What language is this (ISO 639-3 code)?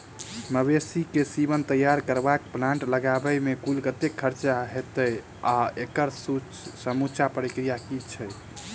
mai